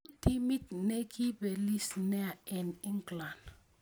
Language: Kalenjin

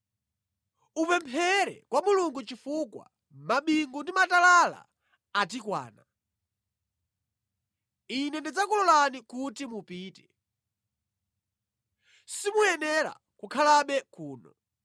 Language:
Nyanja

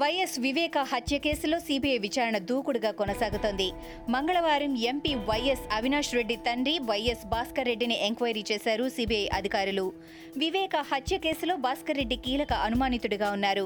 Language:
Telugu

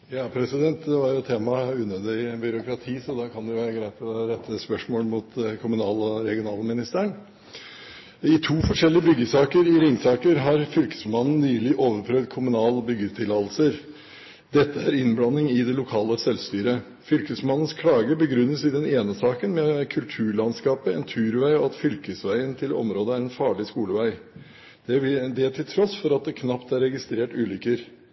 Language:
Norwegian Bokmål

